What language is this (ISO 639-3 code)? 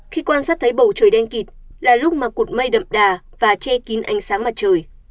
vie